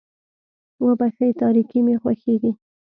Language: Pashto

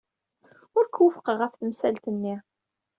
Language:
Kabyle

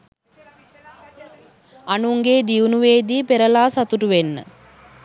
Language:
Sinhala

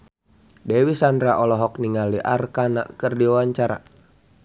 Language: Sundanese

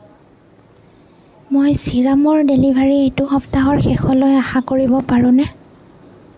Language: Assamese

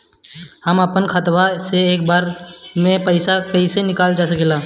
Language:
Bhojpuri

